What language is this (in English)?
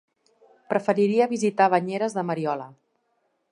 Catalan